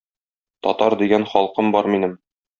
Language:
Tatar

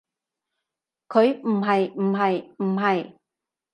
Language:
Cantonese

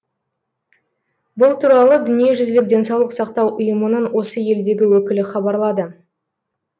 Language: Kazakh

